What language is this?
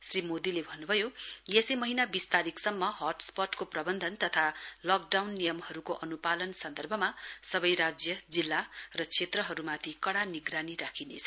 Nepali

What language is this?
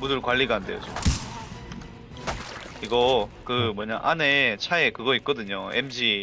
Korean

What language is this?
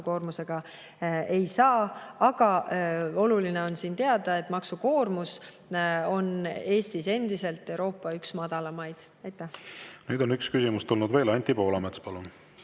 Estonian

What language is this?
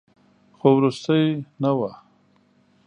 Pashto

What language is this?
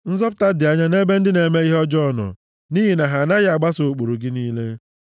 Igbo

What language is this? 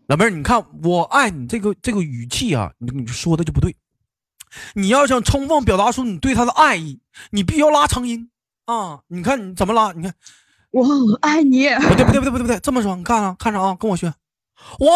Chinese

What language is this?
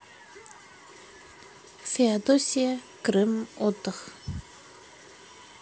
Russian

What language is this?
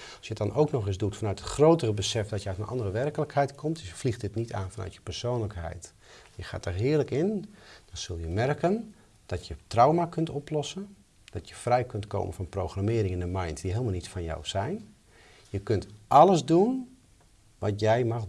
Dutch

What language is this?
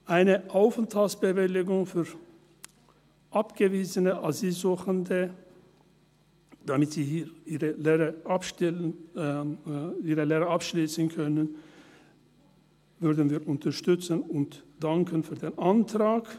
Swiss German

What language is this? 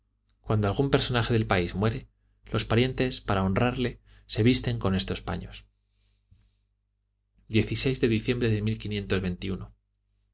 Spanish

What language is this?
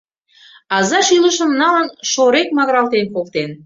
Mari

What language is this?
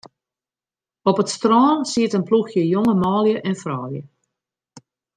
Western Frisian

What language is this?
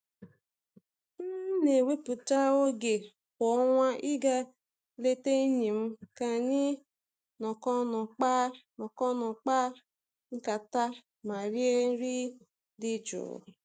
Igbo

